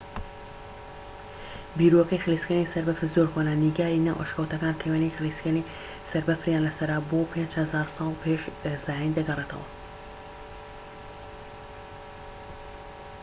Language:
Central Kurdish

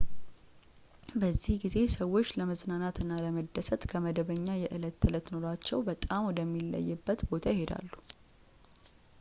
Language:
Amharic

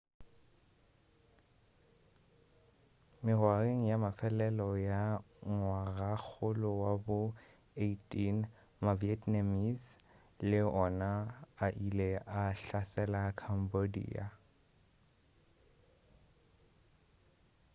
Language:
Northern Sotho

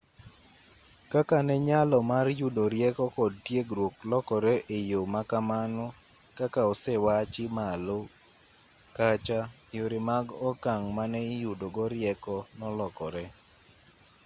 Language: Luo (Kenya and Tanzania)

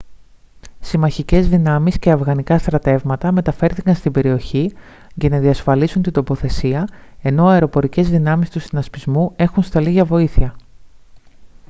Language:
Greek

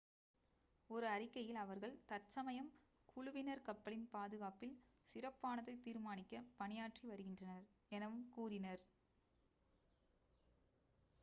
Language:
Tamil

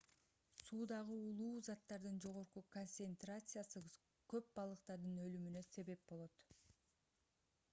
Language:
Kyrgyz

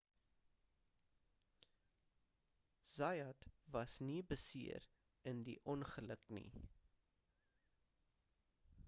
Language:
Afrikaans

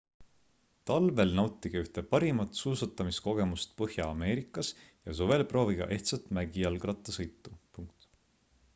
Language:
Estonian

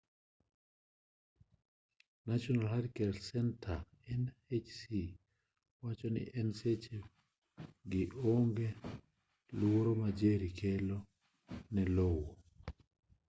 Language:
Luo (Kenya and Tanzania)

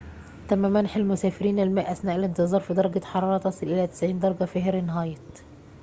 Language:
Arabic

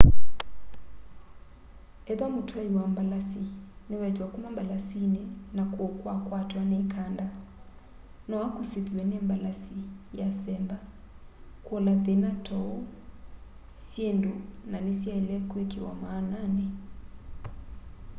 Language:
Kamba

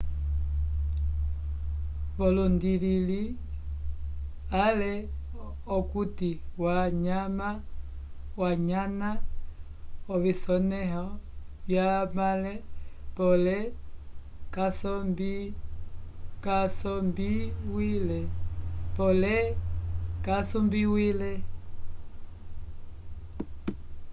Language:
Umbundu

